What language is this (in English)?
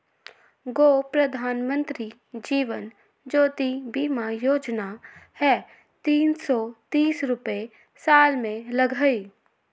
Magahi